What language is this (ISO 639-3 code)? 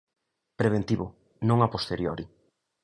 glg